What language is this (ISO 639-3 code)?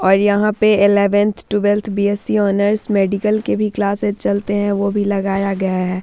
hin